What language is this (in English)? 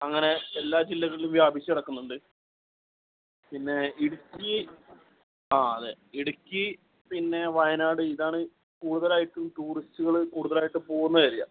Malayalam